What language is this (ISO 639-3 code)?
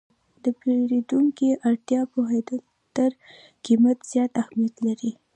pus